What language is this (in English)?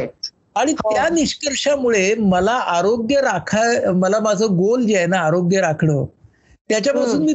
Marathi